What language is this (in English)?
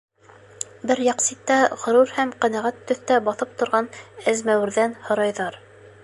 Bashkir